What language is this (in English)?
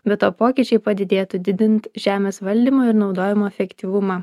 Lithuanian